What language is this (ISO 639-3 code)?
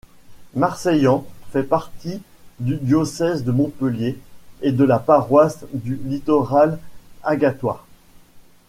fra